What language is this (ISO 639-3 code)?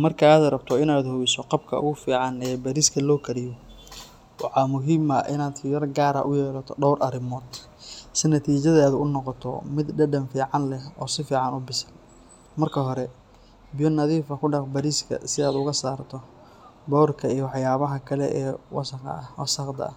som